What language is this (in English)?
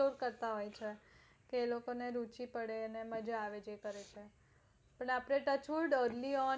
Gujarati